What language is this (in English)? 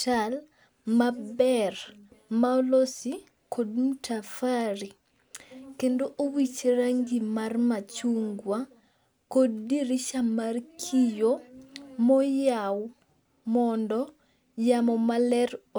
Luo (Kenya and Tanzania)